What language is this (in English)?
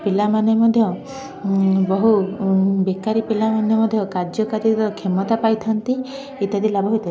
Odia